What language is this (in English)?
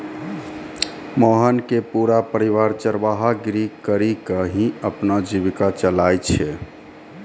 Maithili